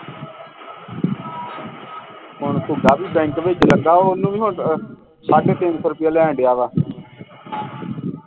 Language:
Punjabi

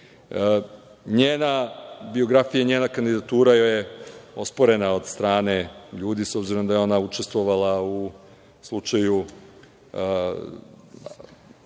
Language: Serbian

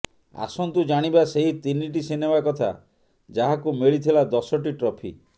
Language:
Odia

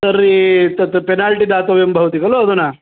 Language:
Sanskrit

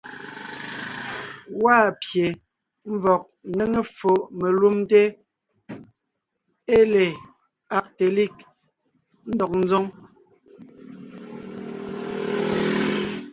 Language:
Ngiemboon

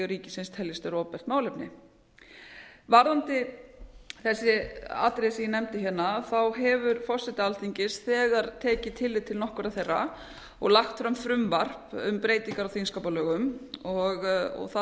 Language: Icelandic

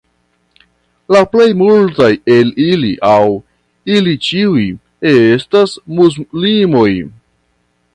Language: Esperanto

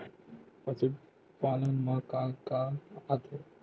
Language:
Chhattisgarhi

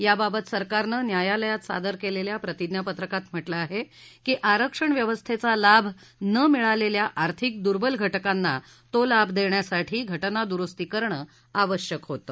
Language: Marathi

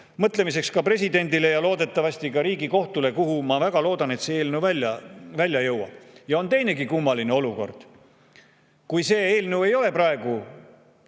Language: Estonian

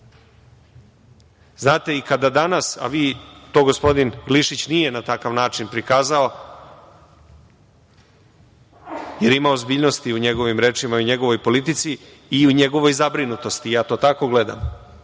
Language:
Serbian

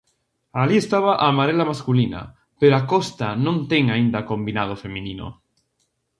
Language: Galician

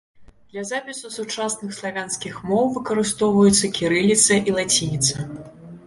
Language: Belarusian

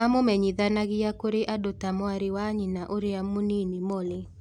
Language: Kikuyu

